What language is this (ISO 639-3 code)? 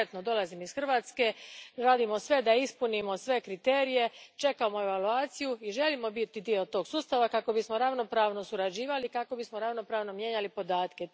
hrv